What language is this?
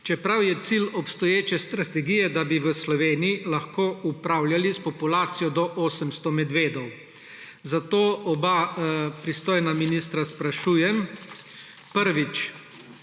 Slovenian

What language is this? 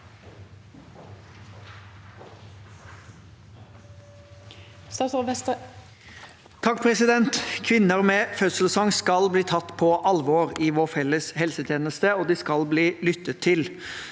Norwegian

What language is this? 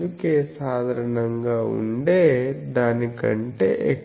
Telugu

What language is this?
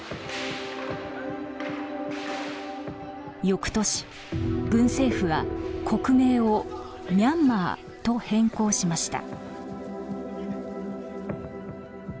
Japanese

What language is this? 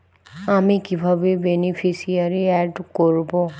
Bangla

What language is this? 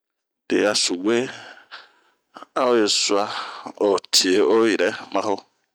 Bomu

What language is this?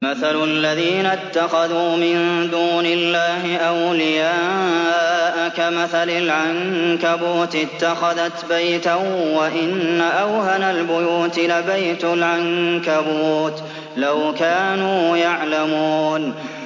Arabic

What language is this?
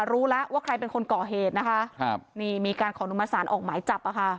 Thai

